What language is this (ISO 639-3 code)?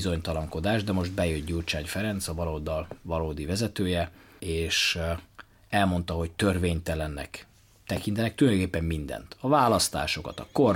hun